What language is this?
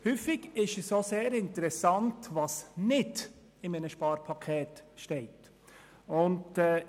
Swiss German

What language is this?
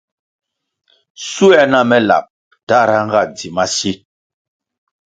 Kwasio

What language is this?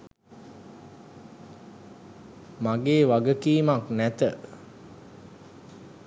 Sinhala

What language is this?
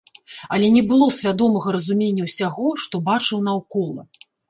Belarusian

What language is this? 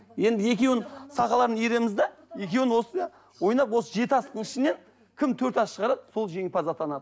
Kazakh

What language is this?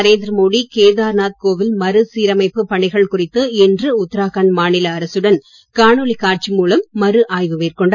Tamil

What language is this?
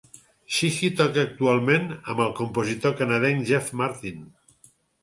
Catalan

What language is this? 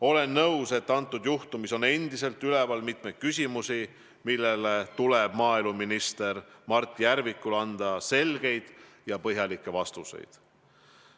Estonian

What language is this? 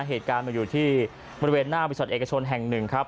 Thai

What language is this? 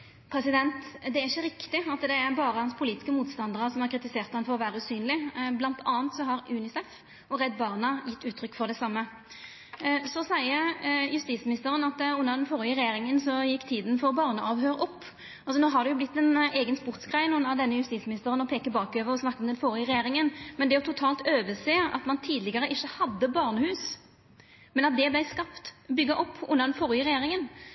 Norwegian Nynorsk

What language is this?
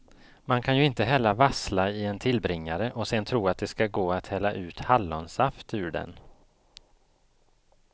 Swedish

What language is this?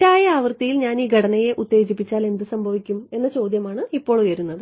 Malayalam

